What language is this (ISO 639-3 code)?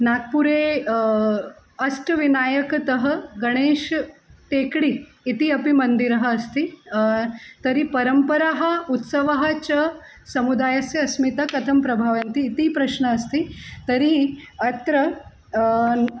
san